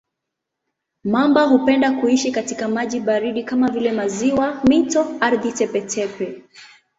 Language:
Swahili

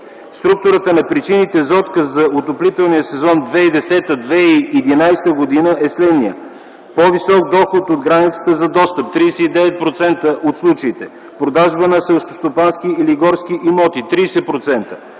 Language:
Bulgarian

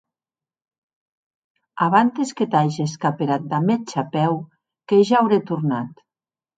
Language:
Occitan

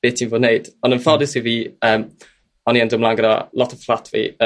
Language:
Welsh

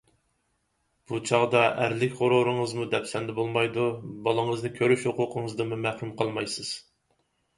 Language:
Uyghur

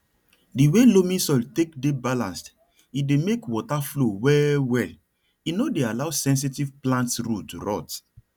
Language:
Nigerian Pidgin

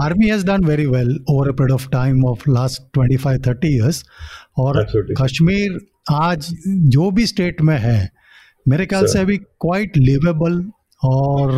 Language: Hindi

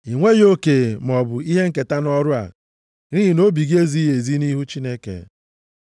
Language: Igbo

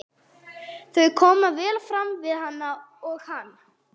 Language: Icelandic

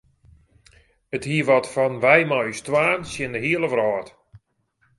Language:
Western Frisian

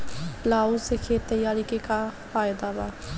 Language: Bhojpuri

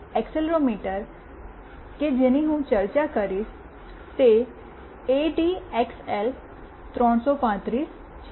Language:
Gujarati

